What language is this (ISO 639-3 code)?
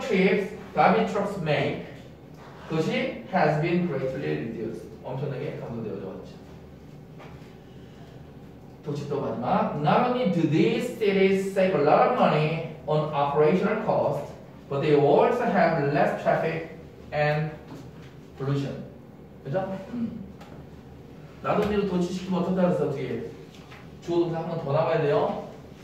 kor